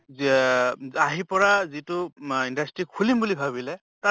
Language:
Assamese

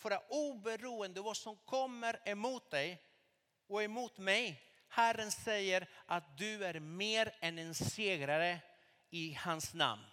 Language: Swedish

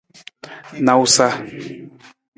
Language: Nawdm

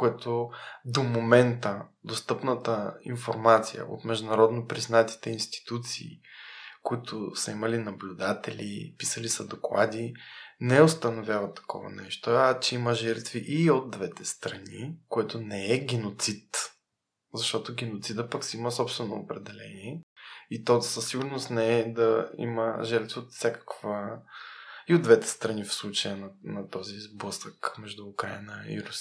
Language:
Bulgarian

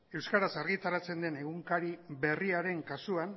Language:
Basque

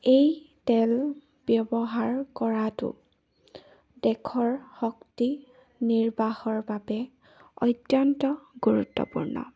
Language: Assamese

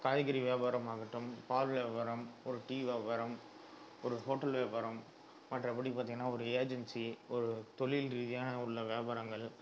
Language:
Tamil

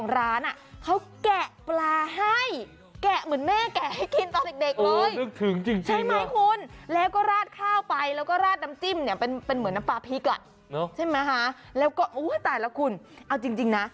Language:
Thai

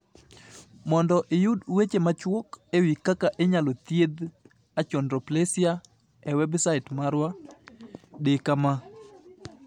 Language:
Luo (Kenya and Tanzania)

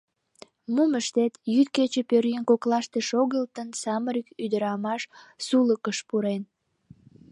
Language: Mari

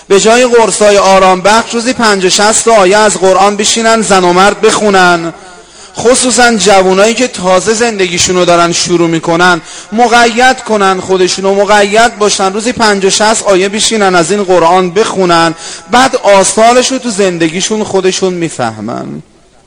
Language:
Persian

